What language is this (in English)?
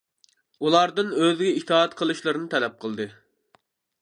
Uyghur